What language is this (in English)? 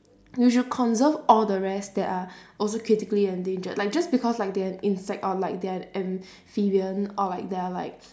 English